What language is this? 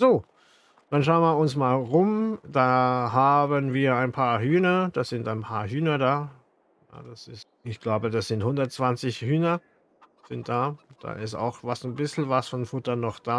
German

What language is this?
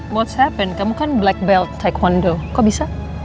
Indonesian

